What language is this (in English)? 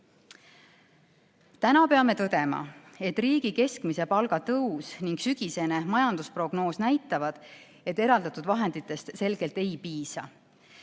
Estonian